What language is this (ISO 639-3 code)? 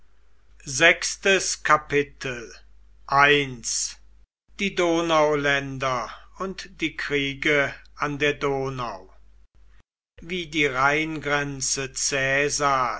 deu